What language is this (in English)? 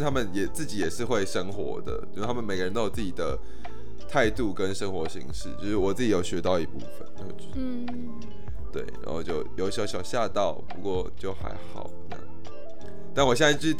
Chinese